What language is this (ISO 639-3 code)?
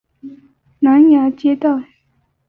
zho